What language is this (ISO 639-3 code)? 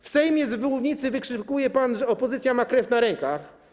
pol